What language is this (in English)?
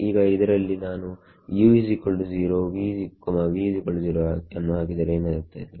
Kannada